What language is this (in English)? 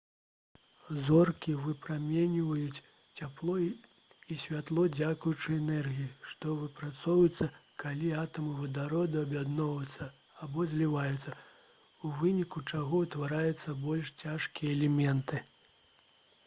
Belarusian